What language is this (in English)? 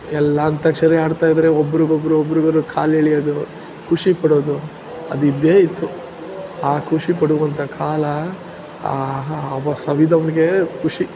Kannada